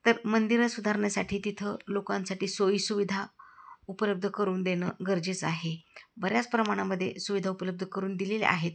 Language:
Marathi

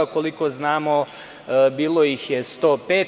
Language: Serbian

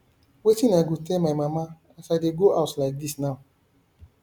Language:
Nigerian Pidgin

